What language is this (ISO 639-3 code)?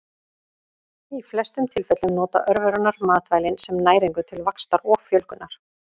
isl